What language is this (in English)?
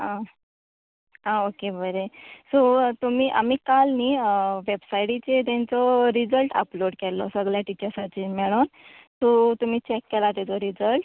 Konkani